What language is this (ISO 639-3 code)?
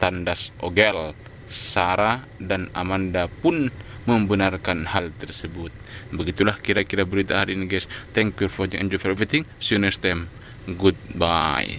ind